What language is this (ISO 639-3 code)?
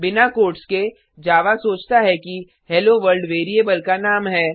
hin